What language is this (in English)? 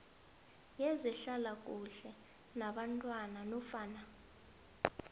South Ndebele